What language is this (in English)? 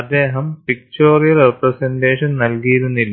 Malayalam